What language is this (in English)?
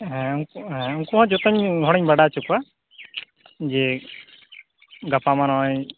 Santali